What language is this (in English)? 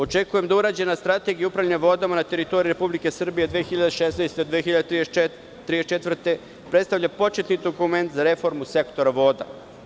Serbian